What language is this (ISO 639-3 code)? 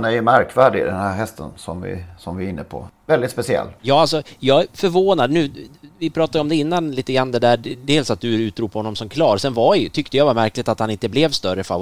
swe